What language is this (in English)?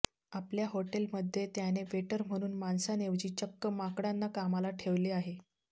Marathi